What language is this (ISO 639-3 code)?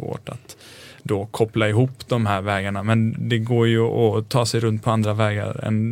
swe